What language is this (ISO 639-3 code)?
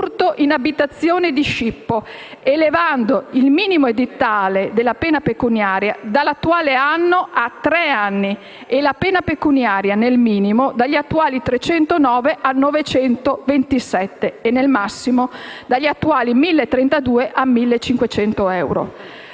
ita